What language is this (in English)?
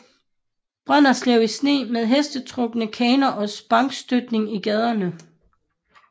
Danish